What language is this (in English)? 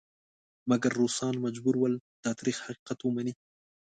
Pashto